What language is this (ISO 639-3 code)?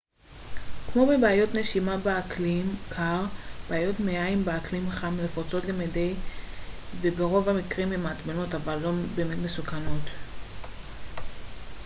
heb